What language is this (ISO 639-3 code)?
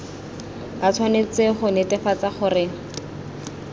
tsn